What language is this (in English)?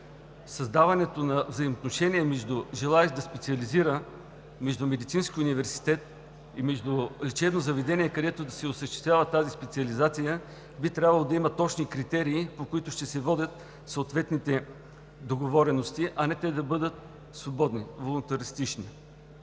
Bulgarian